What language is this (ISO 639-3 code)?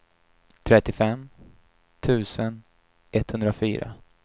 swe